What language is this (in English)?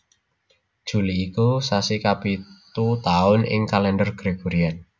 Javanese